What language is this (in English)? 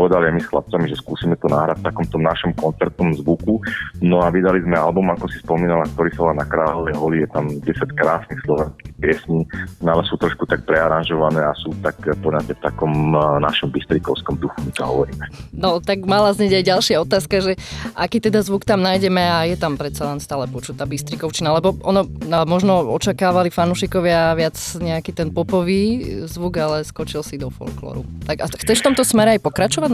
Slovak